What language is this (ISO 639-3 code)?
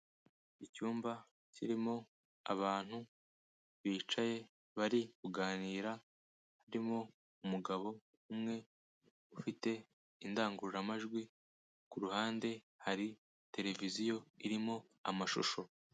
kin